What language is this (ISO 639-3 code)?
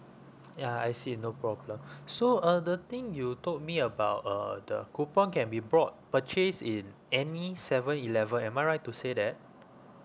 eng